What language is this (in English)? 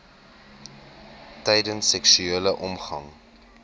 Afrikaans